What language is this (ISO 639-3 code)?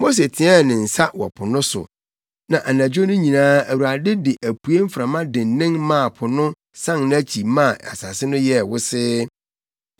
aka